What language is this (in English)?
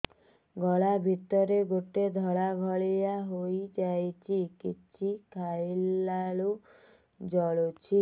Odia